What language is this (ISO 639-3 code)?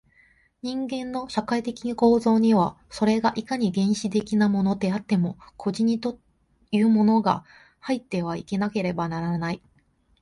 jpn